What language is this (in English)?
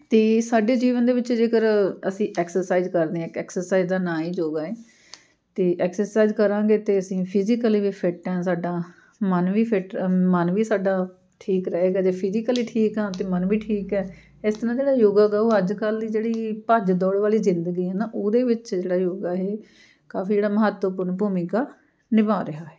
Punjabi